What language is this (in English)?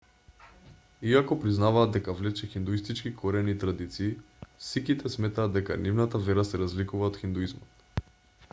Macedonian